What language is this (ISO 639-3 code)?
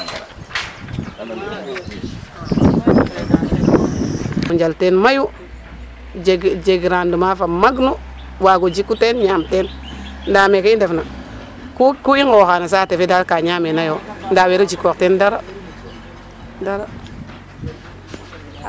srr